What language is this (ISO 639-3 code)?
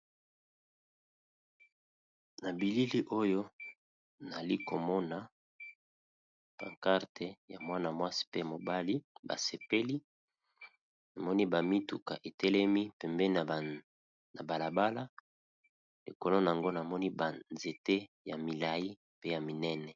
lin